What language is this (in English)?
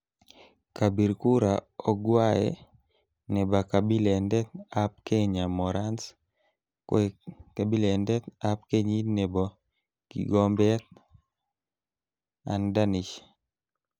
Kalenjin